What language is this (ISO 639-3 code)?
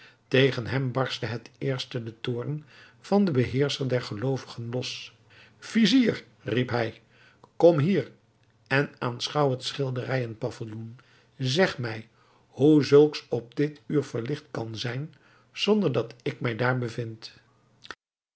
nld